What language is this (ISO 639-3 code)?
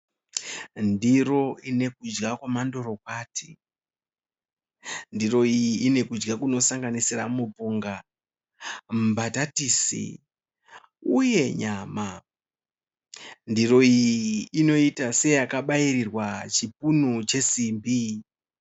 sna